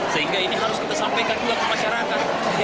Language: Indonesian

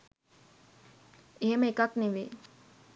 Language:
Sinhala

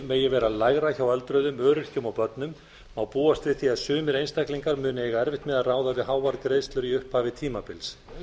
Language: Icelandic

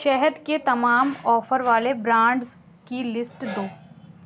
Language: Urdu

